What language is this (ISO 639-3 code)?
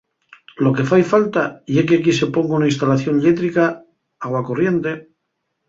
ast